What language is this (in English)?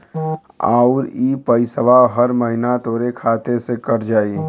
Bhojpuri